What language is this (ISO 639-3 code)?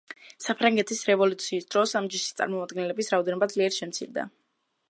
kat